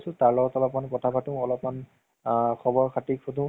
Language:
Assamese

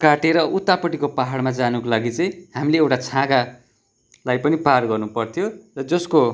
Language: Nepali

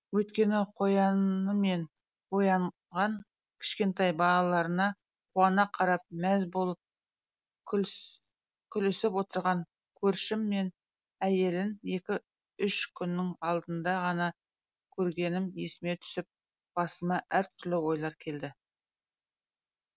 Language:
Kazakh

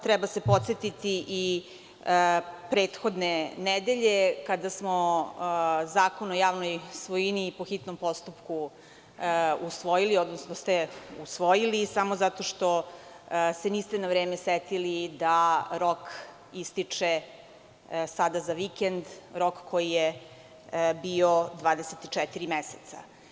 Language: Serbian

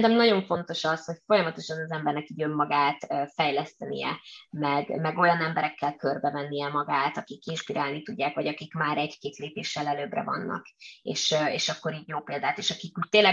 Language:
Hungarian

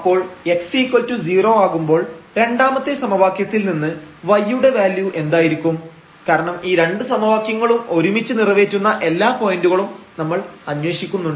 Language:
Malayalam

